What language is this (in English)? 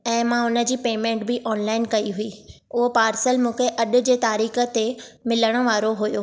Sindhi